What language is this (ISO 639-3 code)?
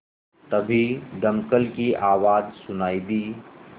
hin